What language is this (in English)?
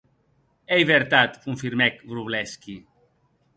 Occitan